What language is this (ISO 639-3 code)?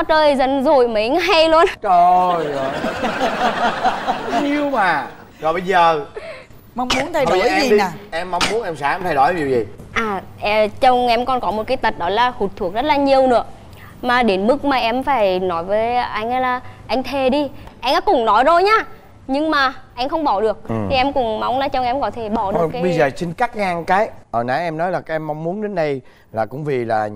vie